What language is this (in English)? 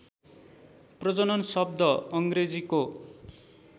Nepali